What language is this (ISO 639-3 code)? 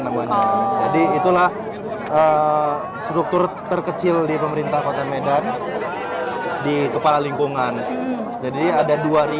ind